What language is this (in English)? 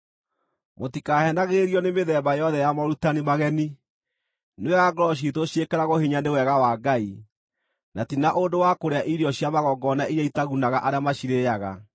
Kikuyu